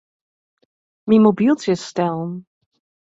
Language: Western Frisian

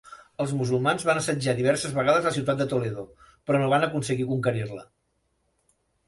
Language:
Catalan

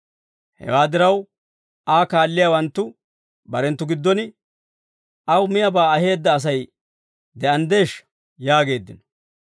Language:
Dawro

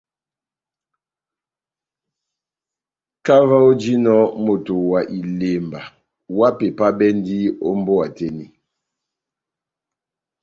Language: Batanga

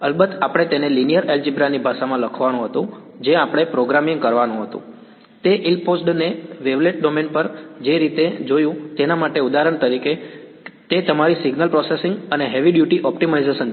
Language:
Gujarati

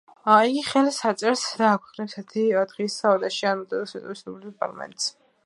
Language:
Georgian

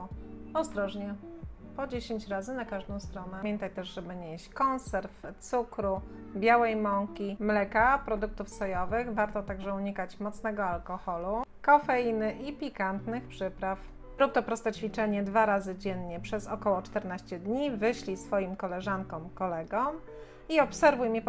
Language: Polish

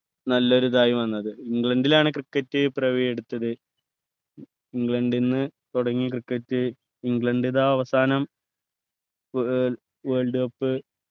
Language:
Malayalam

